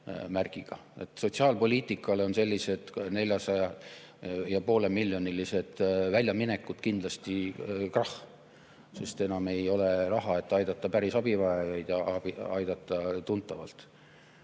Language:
Estonian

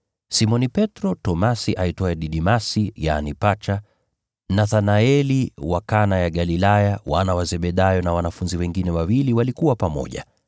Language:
Swahili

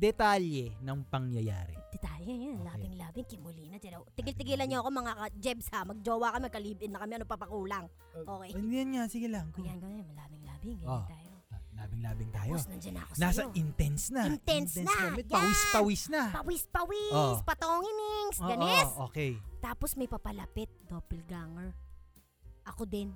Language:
Filipino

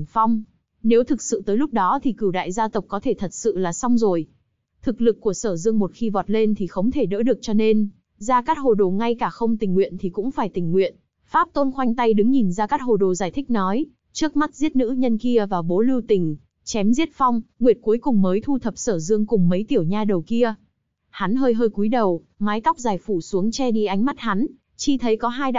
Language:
Vietnamese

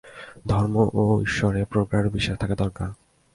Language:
Bangla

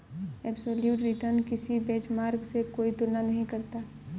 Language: Hindi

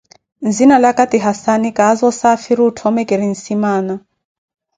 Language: Koti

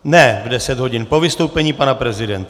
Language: Czech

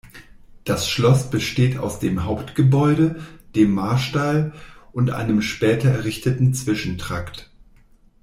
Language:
German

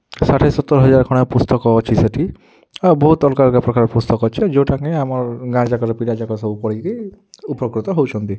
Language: Odia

